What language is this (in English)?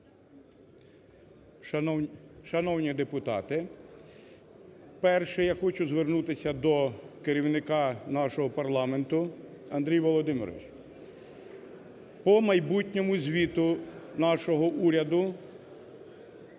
Ukrainian